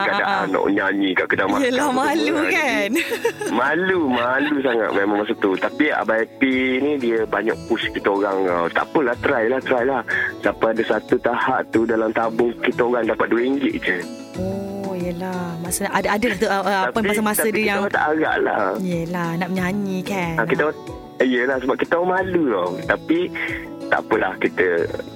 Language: Malay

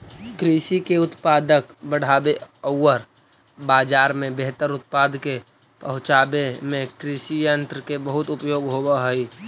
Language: Magahi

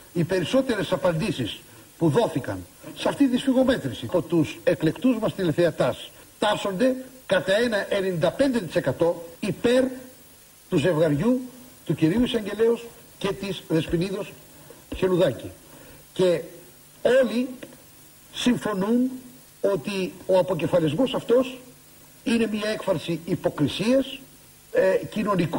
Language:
Greek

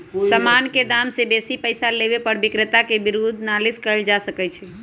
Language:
Magahi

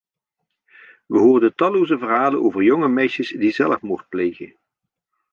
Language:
Dutch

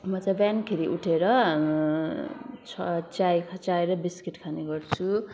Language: Nepali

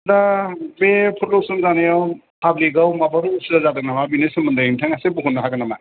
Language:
Bodo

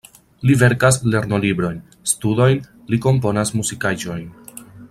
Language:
Esperanto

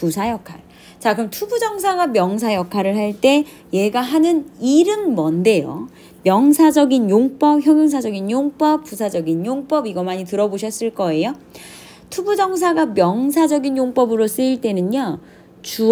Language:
Korean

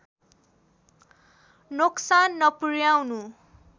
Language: Nepali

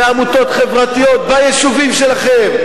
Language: Hebrew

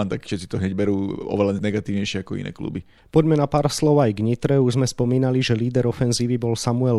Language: Slovak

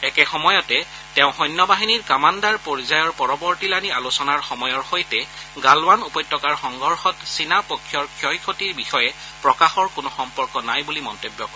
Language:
Assamese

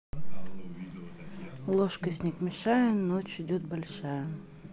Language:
Russian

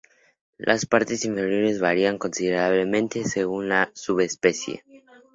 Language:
Spanish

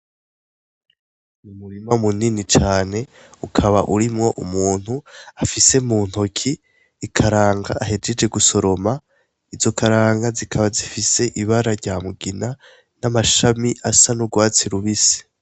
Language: Rundi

